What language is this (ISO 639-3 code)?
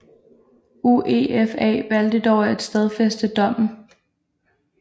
dan